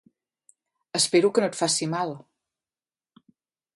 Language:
Catalan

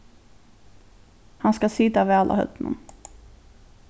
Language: Faroese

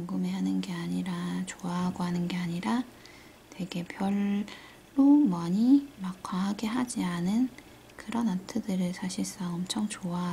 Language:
Korean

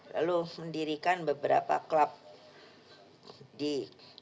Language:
Indonesian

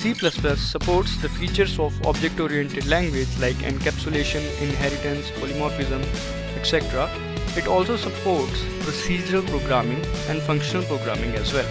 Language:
English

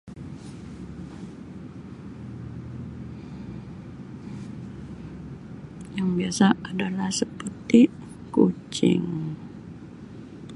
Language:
Sabah Malay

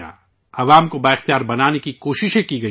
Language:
Urdu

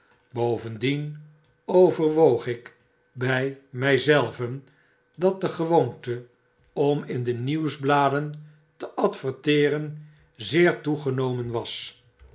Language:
Dutch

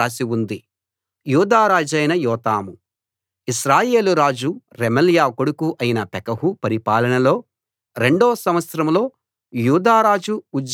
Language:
Telugu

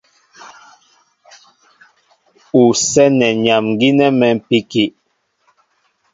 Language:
Mbo (Cameroon)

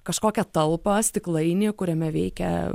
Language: Lithuanian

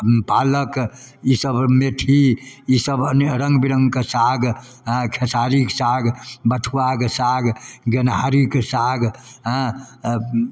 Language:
Maithili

